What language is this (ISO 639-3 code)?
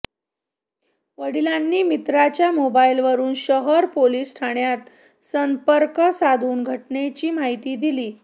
mar